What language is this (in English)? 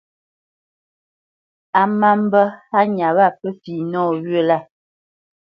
Bamenyam